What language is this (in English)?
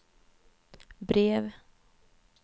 Swedish